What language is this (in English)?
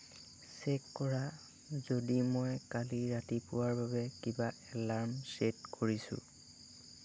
Assamese